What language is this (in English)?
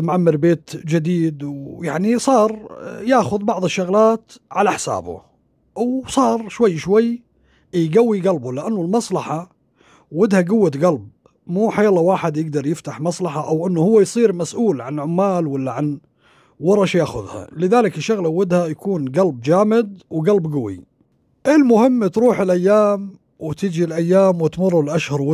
Arabic